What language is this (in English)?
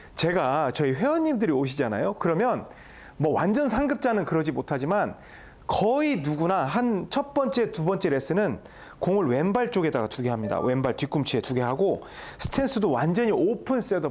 Korean